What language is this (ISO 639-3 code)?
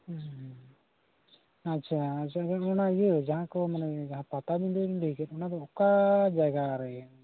sat